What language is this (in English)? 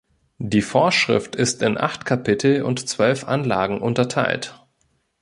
German